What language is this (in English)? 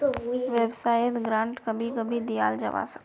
Magahi